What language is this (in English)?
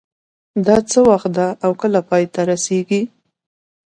Pashto